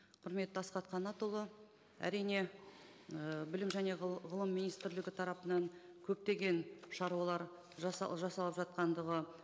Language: Kazakh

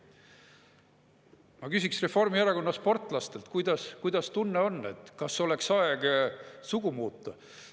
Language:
Estonian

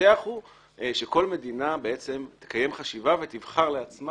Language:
Hebrew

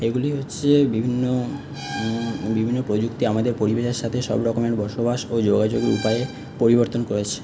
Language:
Bangla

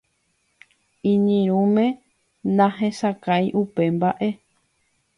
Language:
Guarani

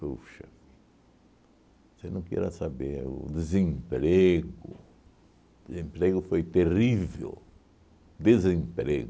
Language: Portuguese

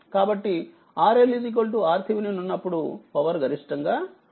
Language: Telugu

